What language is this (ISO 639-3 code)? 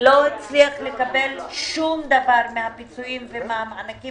heb